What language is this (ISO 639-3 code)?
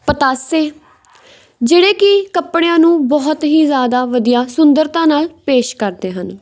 pan